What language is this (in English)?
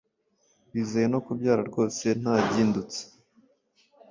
Kinyarwanda